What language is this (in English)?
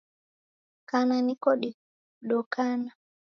Taita